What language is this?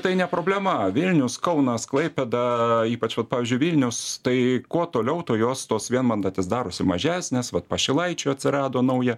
Lithuanian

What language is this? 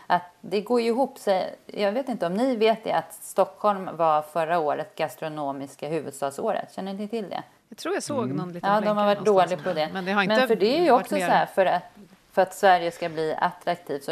Swedish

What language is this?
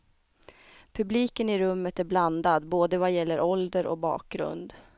Swedish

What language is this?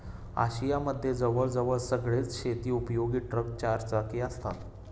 Marathi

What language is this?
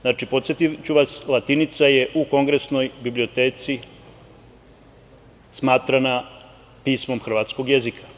Serbian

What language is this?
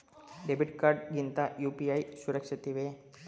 Kannada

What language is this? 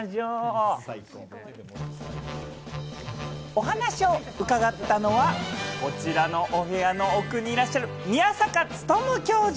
Japanese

